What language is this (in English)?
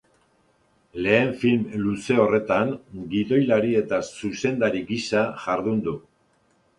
Basque